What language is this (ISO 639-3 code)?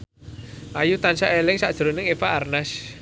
jav